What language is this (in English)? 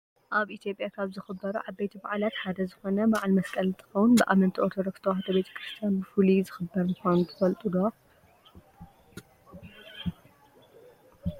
Tigrinya